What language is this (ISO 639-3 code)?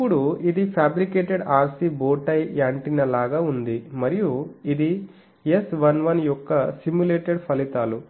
tel